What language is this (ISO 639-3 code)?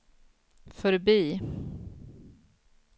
swe